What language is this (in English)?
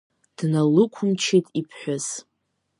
Abkhazian